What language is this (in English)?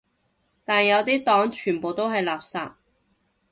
Cantonese